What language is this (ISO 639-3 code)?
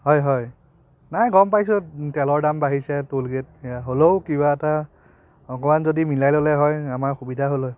asm